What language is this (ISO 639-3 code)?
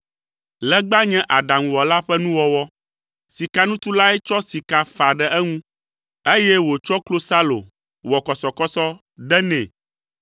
ewe